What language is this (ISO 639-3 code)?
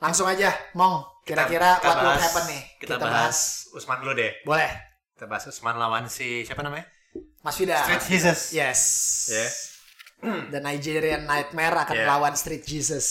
ind